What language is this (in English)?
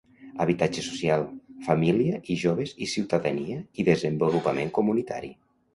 Catalan